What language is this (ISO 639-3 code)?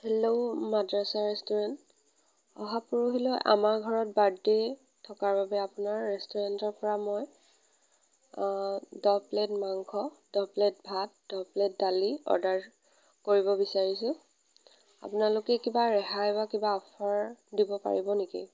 asm